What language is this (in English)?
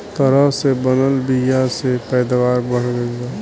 Bhojpuri